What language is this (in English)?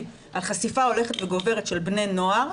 Hebrew